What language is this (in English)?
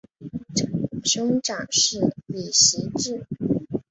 Chinese